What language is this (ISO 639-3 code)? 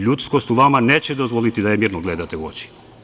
srp